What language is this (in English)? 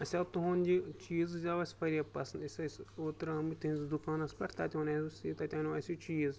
Kashmiri